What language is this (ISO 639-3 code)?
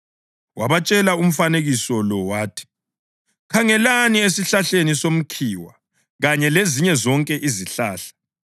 nde